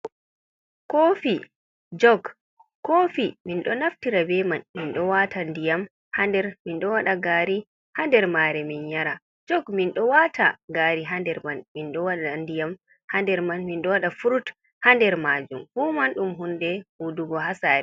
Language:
Fula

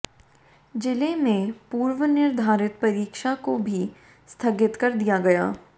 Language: Hindi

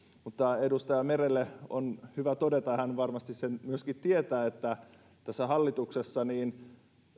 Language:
Finnish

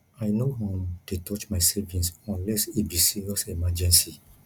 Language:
Nigerian Pidgin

